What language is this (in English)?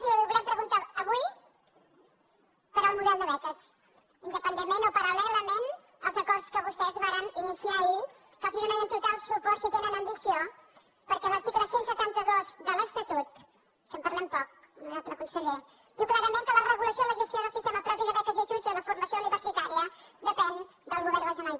Catalan